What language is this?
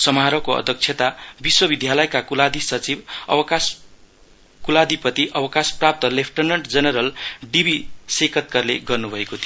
Nepali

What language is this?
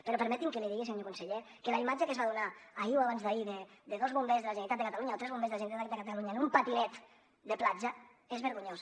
Catalan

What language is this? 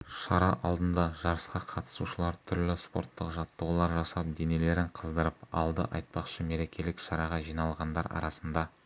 Kazakh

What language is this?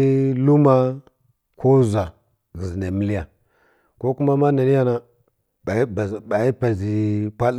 Kirya-Konzəl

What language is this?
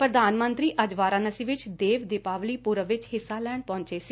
Punjabi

